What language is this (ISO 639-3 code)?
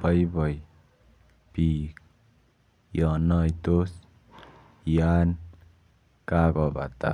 kln